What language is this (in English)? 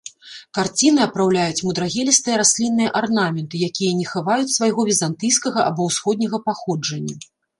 Belarusian